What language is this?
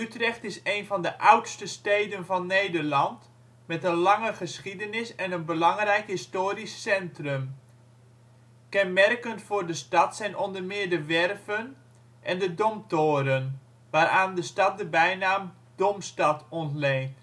Dutch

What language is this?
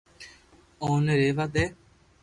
Loarki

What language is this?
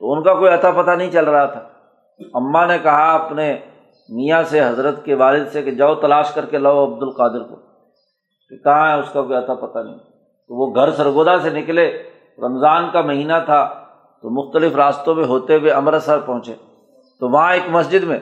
Urdu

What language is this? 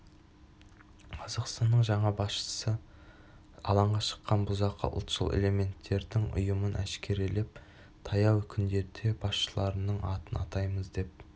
Kazakh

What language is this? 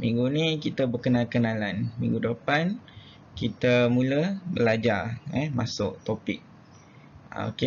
Malay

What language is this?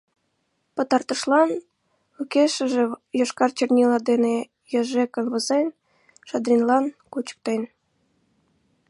Mari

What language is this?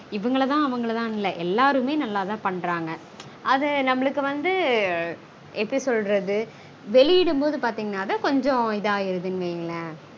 Tamil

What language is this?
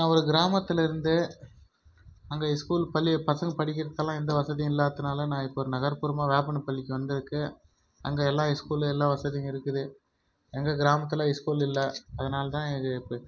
Tamil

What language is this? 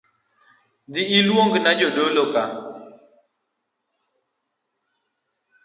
Luo (Kenya and Tanzania)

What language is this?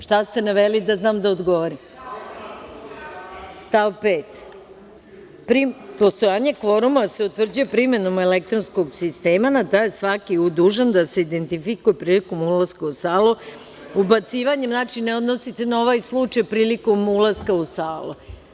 Serbian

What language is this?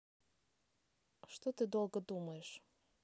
Russian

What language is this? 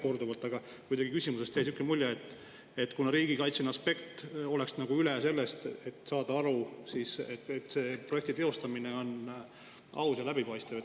Estonian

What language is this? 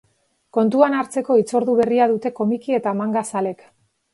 Basque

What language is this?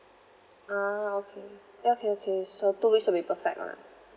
English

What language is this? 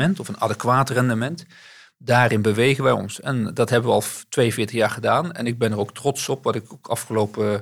Dutch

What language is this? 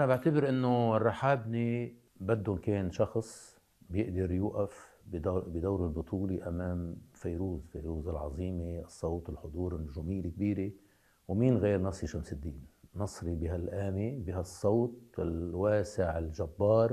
Arabic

